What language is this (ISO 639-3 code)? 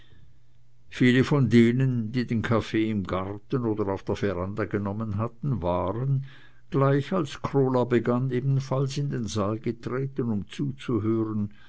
deu